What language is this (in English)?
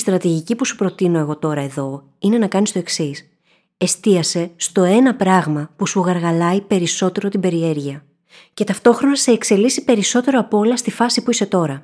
Greek